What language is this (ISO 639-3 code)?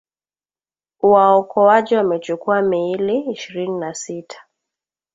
swa